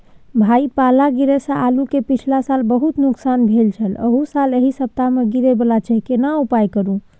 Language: Maithili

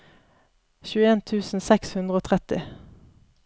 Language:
Norwegian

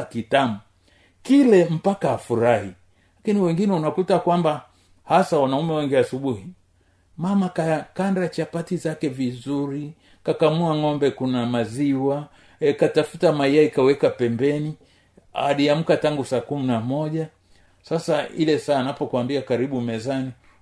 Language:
Swahili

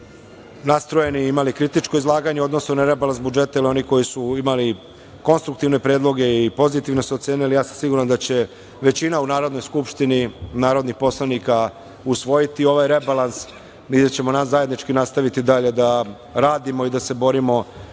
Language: Serbian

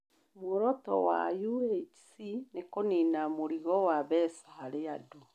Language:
Kikuyu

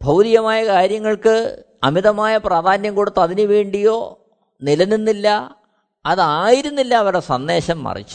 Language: Malayalam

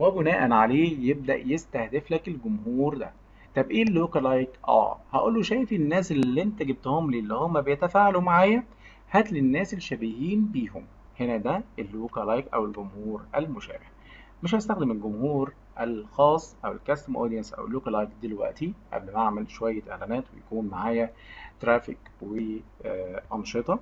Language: Arabic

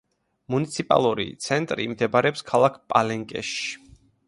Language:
Georgian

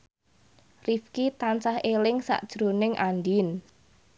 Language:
Javanese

